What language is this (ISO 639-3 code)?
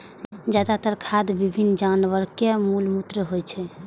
mai